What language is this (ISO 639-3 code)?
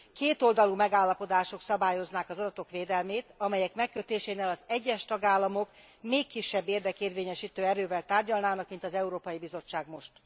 hun